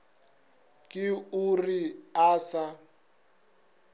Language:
Northern Sotho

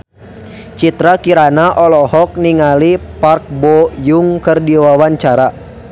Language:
Sundanese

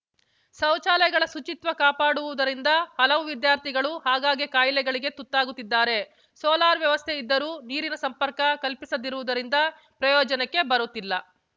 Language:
Kannada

